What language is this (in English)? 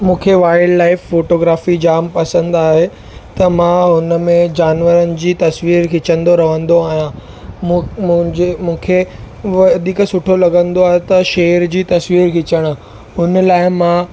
Sindhi